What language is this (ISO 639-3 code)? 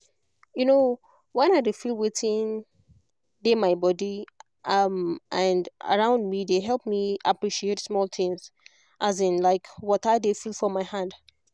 pcm